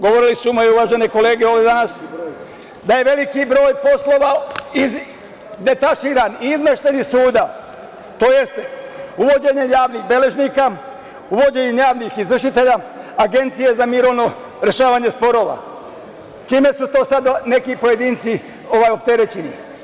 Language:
Serbian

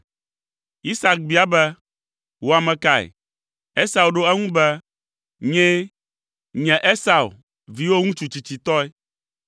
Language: Ewe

